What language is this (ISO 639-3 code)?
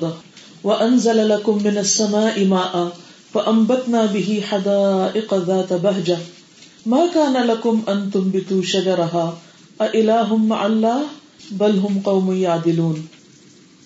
urd